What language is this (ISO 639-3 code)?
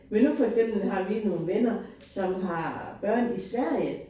dan